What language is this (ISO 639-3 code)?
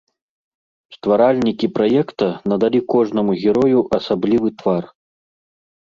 bel